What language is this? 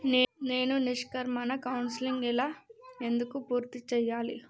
Telugu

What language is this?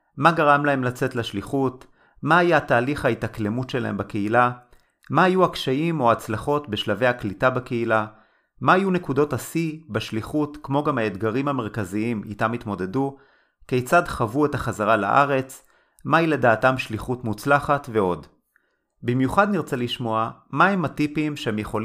Hebrew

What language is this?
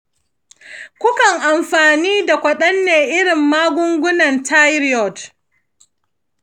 Hausa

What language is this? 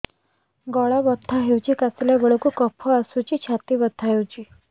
Odia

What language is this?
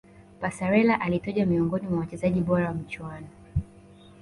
Swahili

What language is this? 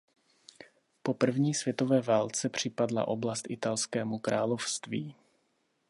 Czech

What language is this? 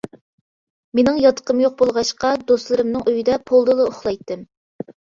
Uyghur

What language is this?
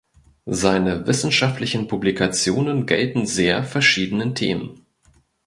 German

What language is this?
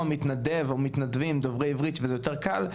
Hebrew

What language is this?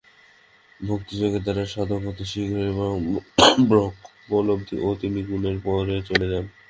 Bangla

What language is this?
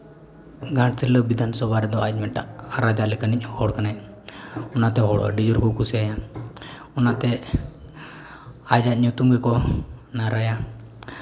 Santali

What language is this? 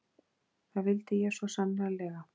Icelandic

